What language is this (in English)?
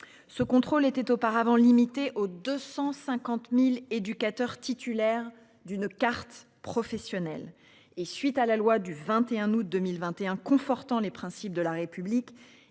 French